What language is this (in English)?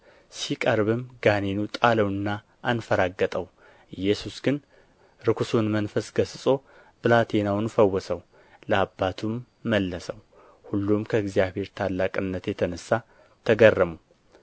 Amharic